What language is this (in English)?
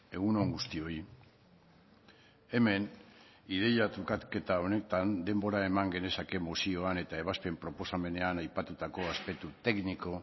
Basque